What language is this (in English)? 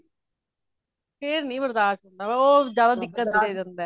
Punjabi